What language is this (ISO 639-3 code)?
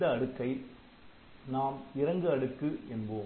tam